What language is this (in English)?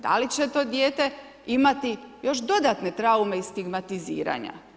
Croatian